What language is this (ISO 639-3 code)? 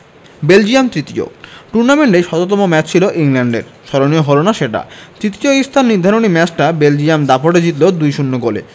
ben